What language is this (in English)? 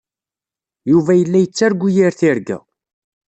Kabyle